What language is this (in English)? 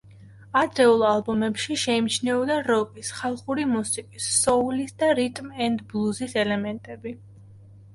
Georgian